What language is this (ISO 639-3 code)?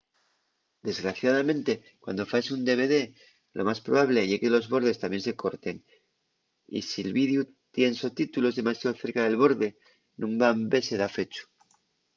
ast